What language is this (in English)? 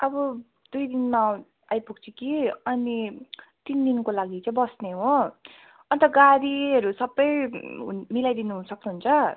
Nepali